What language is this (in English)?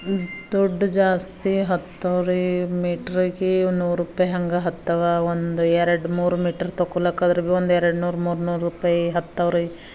Kannada